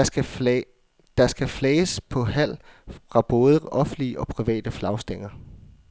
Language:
Danish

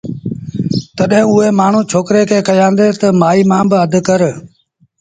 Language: Sindhi Bhil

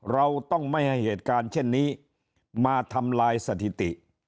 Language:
Thai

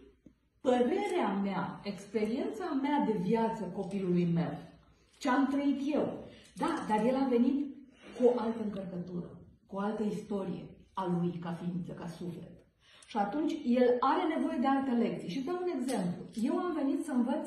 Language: Romanian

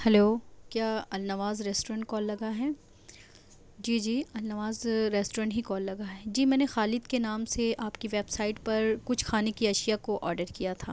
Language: Urdu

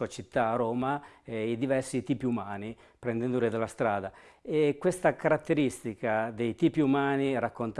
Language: Italian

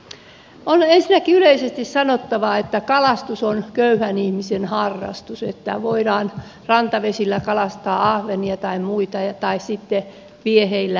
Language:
Finnish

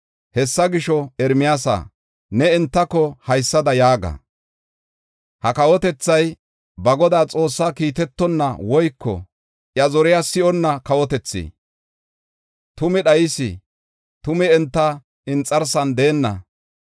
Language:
Gofa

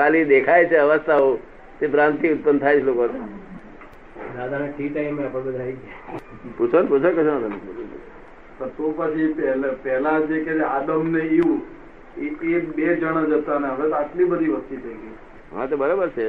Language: Gujarati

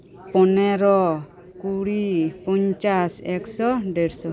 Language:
Santali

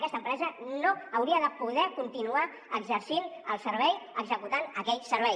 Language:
Catalan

